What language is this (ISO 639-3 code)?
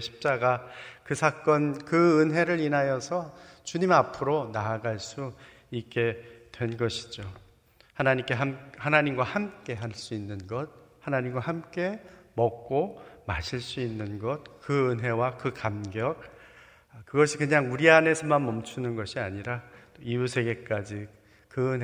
kor